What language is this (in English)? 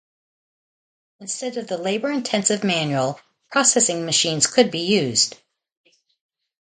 English